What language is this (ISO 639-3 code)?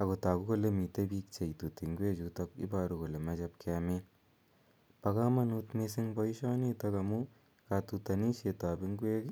kln